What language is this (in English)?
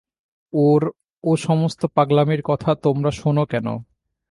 Bangla